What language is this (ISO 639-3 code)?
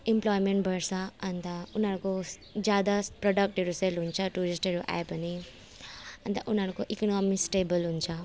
nep